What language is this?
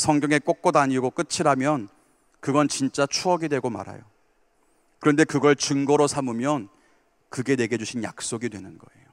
Korean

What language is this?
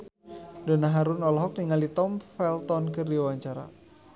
Sundanese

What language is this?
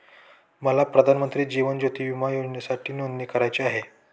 Marathi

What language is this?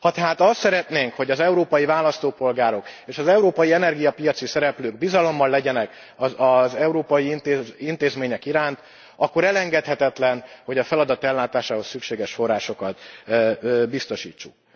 Hungarian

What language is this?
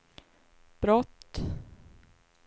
Swedish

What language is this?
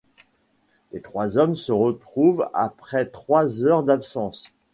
French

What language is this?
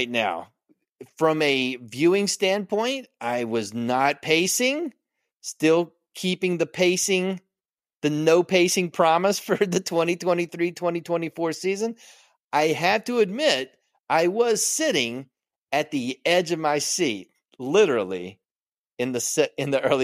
English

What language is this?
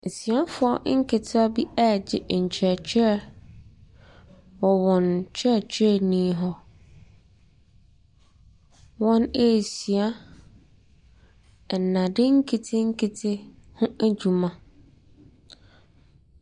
Akan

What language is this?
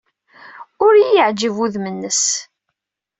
Kabyle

